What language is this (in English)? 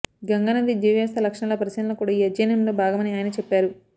Telugu